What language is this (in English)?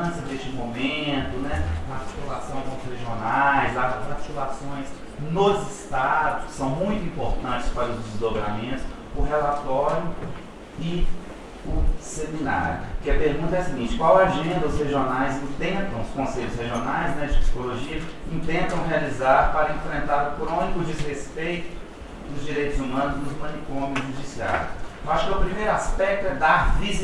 Portuguese